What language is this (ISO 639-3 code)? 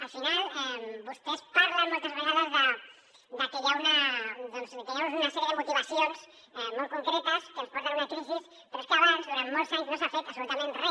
cat